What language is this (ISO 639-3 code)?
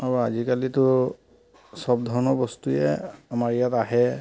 asm